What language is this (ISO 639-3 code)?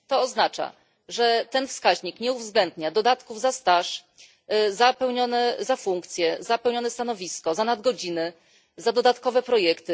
pol